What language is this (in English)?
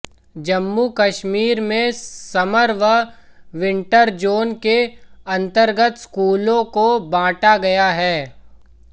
Hindi